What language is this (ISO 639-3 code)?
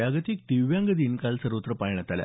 mar